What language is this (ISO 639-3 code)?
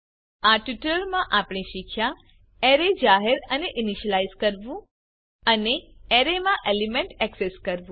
guj